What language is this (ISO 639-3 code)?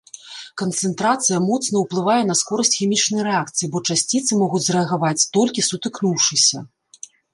bel